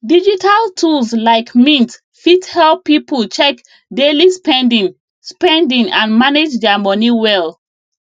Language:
Nigerian Pidgin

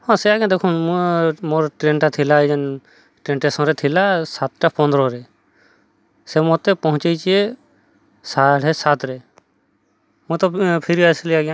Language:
Odia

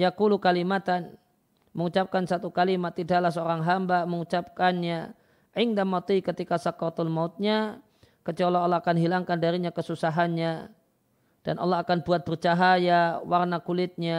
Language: Indonesian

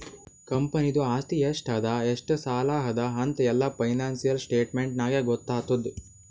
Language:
Kannada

